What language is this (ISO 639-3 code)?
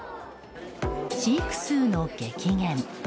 jpn